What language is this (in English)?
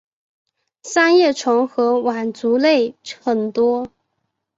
Chinese